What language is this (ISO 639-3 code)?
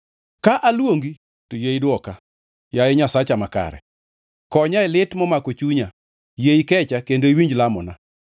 luo